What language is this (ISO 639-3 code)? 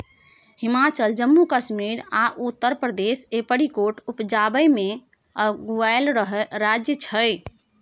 mai